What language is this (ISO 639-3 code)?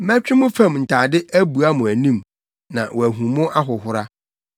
aka